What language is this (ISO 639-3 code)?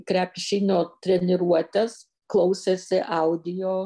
lit